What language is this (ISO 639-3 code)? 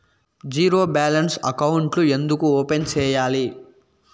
tel